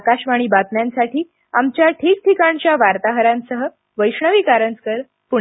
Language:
Marathi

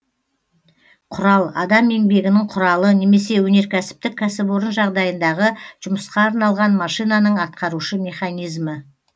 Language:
Kazakh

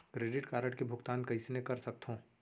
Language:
Chhattisgarhi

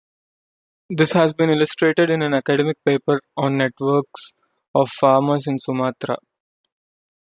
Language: English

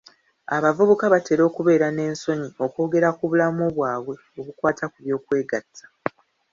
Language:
Ganda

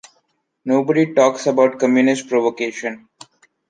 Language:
English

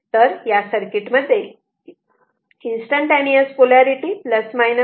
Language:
Marathi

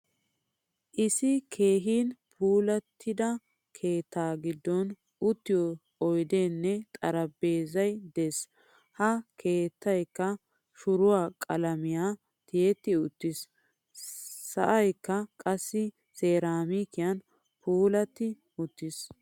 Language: Wolaytta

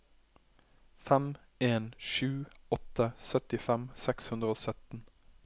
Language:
Norwegian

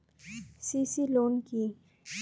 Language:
Bangla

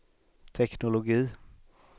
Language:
Swedish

